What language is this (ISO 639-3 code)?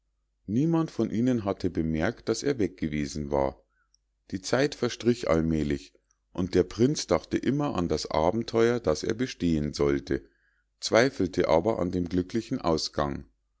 deu